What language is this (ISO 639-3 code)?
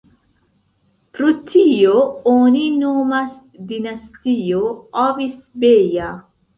epo